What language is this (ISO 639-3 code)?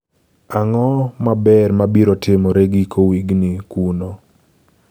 luo